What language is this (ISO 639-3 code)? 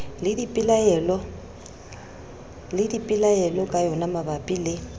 sot